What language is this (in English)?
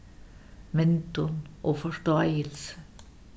Faroese